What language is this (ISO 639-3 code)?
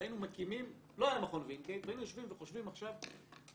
heb